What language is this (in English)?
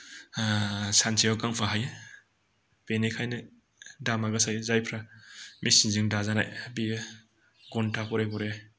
Bodo